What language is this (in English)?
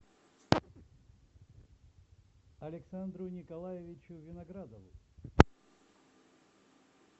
Russian